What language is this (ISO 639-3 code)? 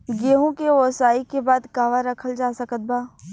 bho